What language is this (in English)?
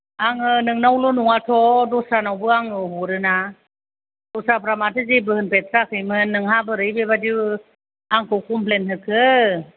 Bodo